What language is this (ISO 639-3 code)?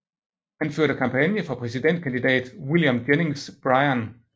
dan